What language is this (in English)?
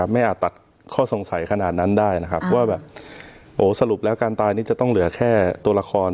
Thai